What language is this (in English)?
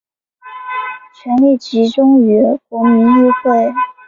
Chinese